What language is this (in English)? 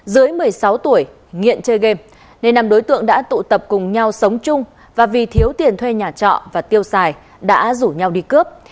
Vietnamese